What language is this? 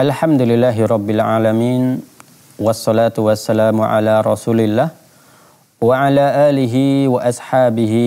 Indonesian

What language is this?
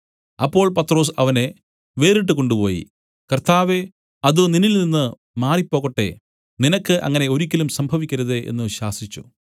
Malayalam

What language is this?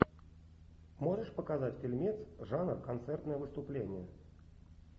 Russian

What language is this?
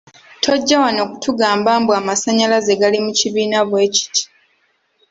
Ganda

